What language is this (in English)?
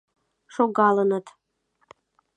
Mari